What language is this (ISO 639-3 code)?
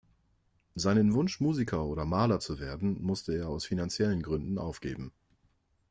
deu